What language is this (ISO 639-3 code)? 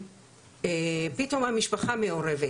heb